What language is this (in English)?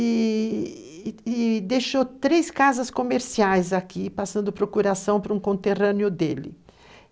Portuguese